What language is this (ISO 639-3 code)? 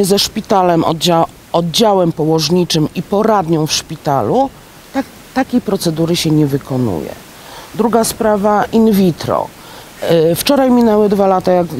pol